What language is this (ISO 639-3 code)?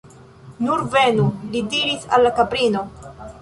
epo